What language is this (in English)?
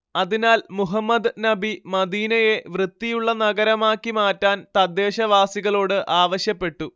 Malayalam